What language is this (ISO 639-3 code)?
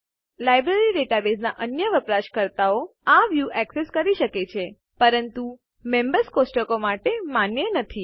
guj